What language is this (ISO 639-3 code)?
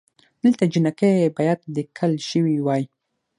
pus